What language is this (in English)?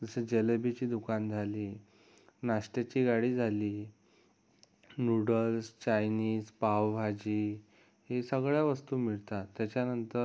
Marathi